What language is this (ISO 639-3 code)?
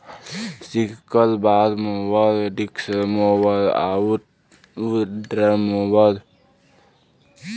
bho